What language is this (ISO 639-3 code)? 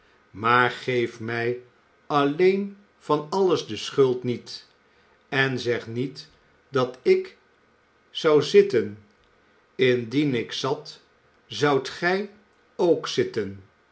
nld